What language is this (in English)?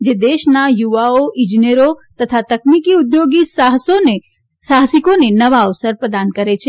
Gujarati